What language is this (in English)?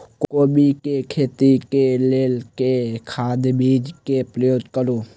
Maithili